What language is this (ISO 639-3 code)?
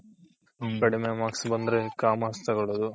kan